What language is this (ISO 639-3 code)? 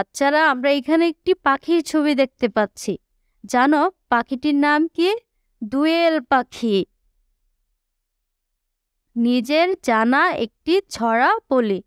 eng